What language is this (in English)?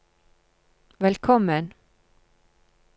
Norwegian